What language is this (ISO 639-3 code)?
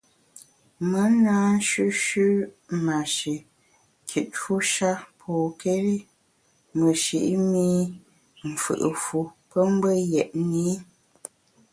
bax